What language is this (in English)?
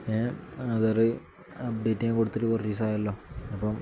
Malayalam